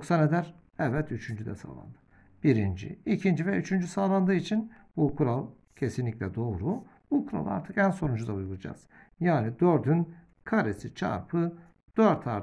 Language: Turkish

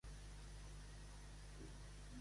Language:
Catalan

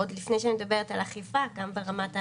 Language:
Hebrew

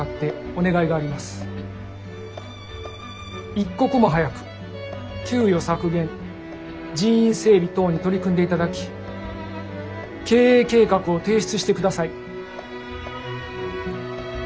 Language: Japanese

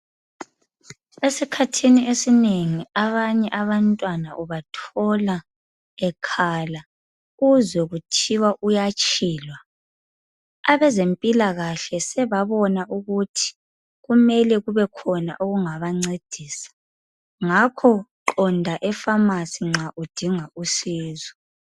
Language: North Ndebele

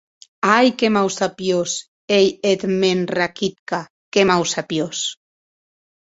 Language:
Occitan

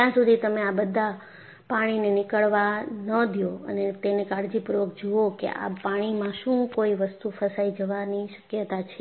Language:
Gujarati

